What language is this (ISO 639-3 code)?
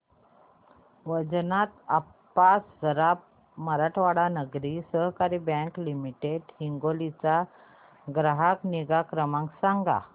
mar